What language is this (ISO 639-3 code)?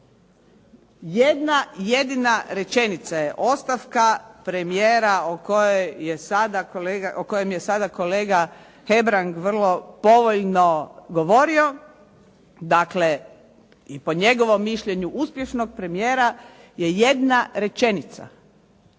hrv